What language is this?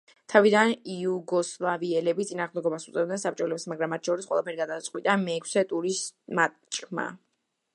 Georgian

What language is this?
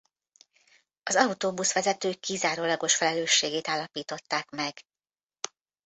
Hungarian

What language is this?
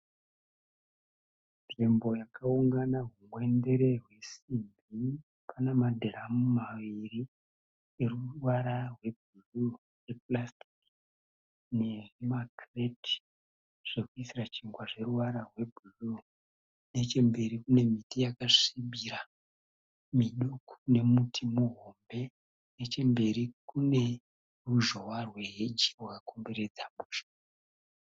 Shona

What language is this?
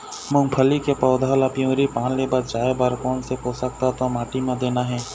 Chhattisgarhi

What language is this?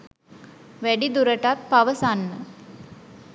Sinhala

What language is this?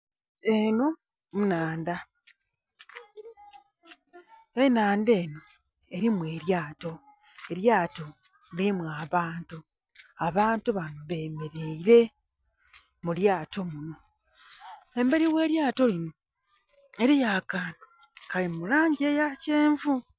Soga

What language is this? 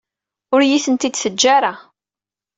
Kabyle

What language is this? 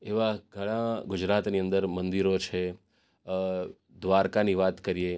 Gujarati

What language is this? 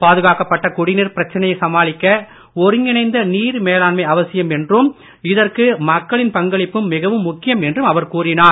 Tamil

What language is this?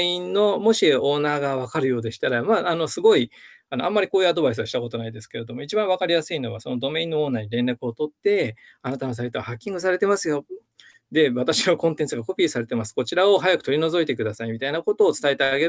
Japanese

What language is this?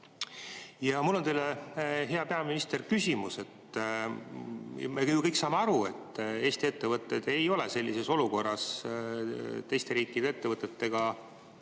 Estonian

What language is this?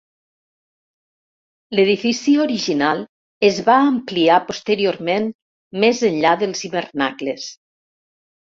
Catalan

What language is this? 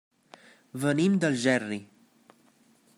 Catalan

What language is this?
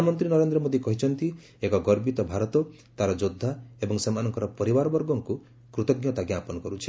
Odia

